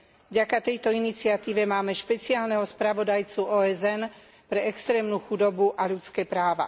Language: Slovak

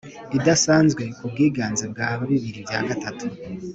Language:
Kinyarwanda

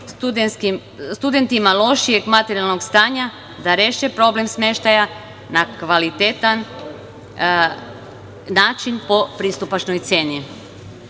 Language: Serbian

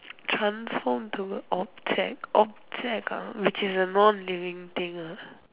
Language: English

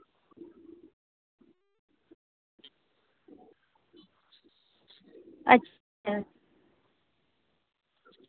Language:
Santali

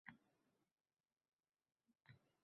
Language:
Uzbek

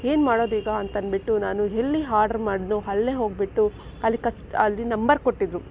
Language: Kannada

